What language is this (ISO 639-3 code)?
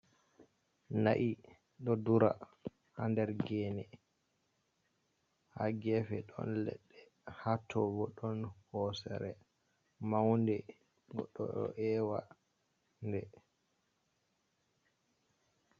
ful